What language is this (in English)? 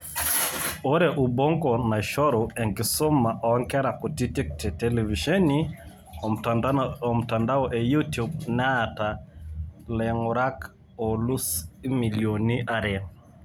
Masai